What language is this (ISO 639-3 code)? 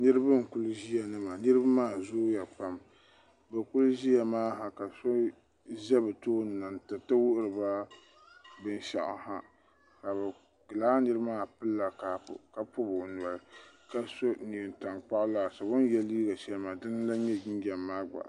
dag